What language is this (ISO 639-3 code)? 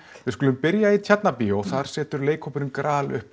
isl